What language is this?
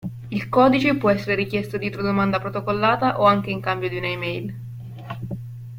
Italian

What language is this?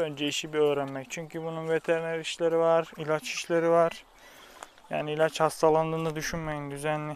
Turkish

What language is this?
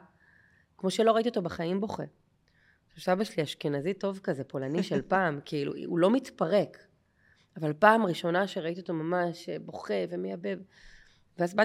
Hebrew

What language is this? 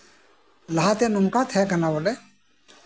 Santali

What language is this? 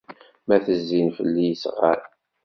Kabyle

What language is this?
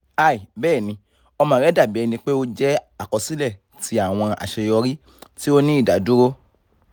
Yoruba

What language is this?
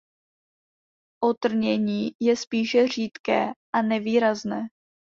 Czech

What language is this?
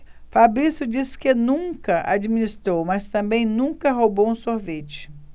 Portuguese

